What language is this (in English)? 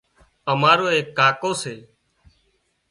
Wadiyara Koli